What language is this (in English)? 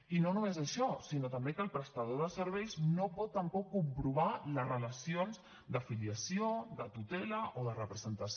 Catalan